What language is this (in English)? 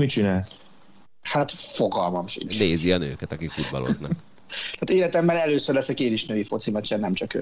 Hungarian